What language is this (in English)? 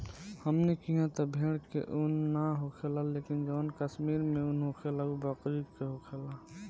Bhojpuri